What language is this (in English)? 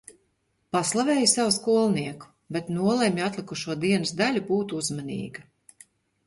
Latvian